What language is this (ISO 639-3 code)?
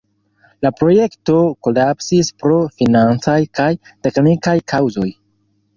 epo